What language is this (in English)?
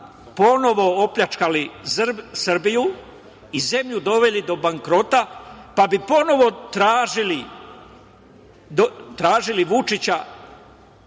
Serbian